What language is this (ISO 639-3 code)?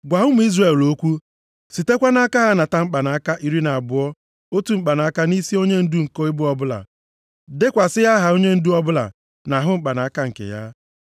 ibo